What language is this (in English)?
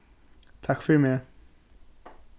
Faroese